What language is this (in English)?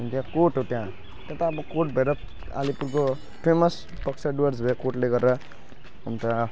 Nepali